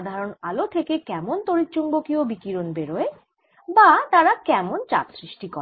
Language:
Bangla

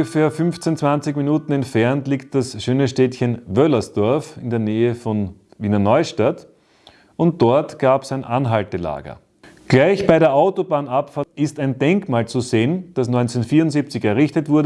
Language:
German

